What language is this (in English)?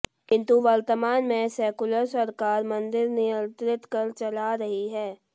Hindi